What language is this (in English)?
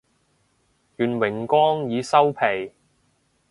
Cantonese